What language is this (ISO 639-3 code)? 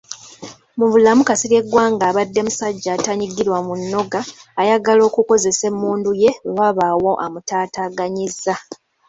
lug